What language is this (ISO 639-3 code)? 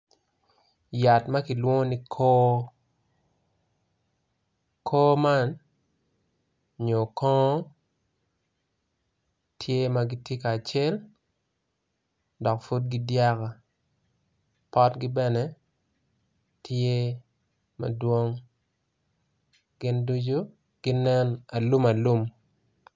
ach